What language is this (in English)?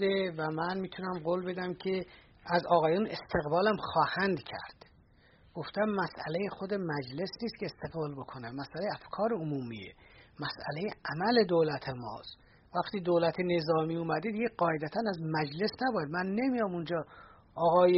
Persian